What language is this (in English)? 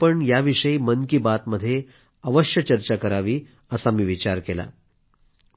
Marathi